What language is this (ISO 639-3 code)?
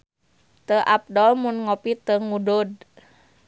sun